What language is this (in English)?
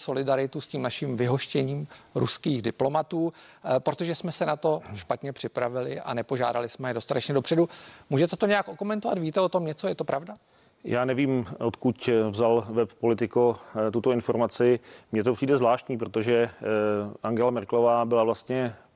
Czech